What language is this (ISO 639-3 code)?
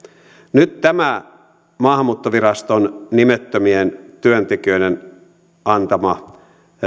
fin